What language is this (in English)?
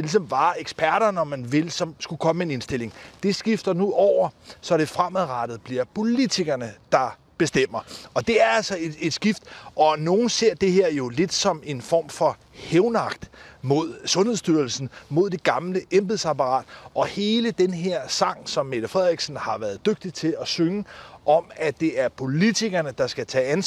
Danish